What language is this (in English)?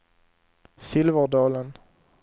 Swedish